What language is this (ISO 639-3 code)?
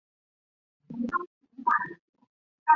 zho